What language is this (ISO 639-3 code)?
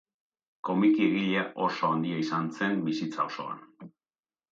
eus